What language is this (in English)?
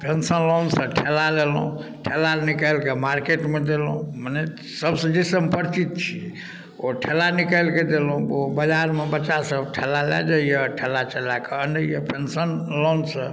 Maithili